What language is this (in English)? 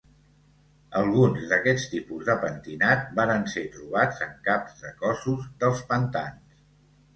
Catalan